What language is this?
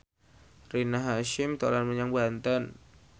Javanese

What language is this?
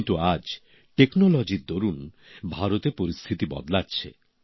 Bangla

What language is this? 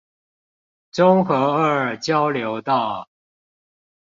Chinese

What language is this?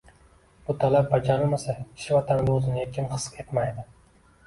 Uzbek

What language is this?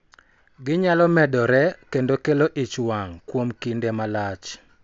Luo (Kenya and Tanzania)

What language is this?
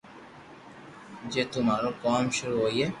Loarki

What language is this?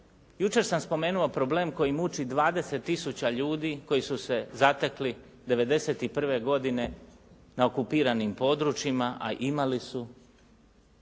Croatian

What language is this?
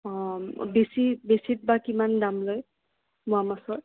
Assamese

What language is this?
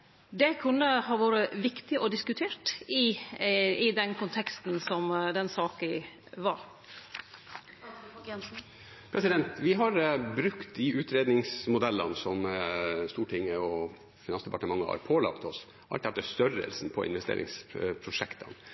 Norwegian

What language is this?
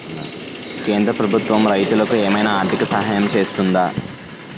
Telugu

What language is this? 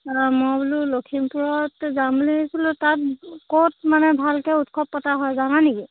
Assamese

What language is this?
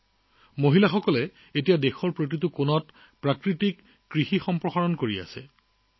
Assamese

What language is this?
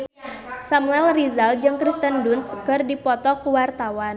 Sundanese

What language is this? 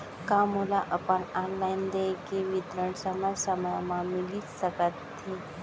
Chhattisgarhi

